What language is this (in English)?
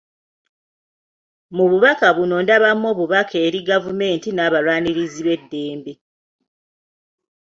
Ganda